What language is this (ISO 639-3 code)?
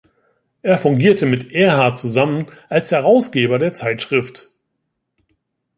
deu